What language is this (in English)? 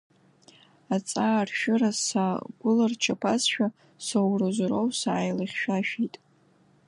Abkhazian